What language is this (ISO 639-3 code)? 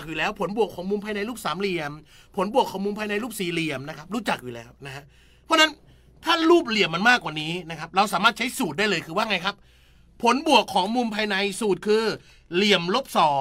tha